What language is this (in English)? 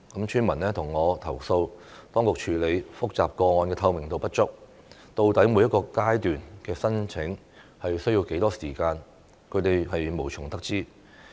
Cantonese